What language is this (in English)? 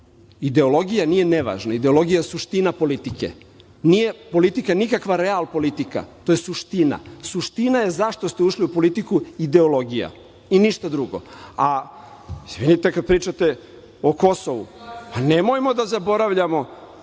Serbian